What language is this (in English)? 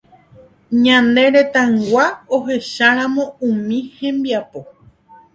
Guarani